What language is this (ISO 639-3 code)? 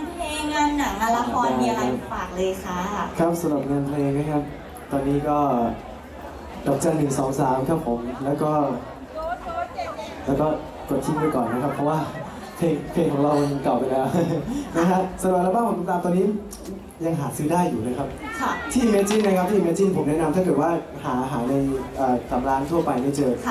tha